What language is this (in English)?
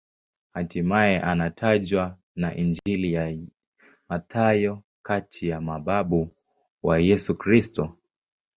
Swahili